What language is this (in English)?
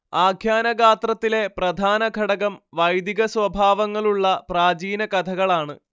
Malayalam